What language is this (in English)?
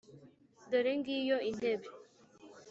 Kinyarwanda